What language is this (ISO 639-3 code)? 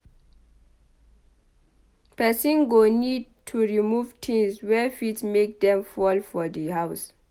pcm